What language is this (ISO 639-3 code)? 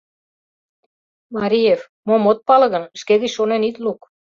chm